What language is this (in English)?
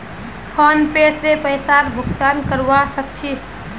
Magahi